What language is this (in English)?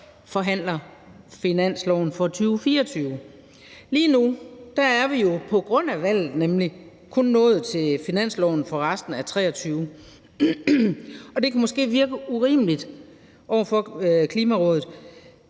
Danish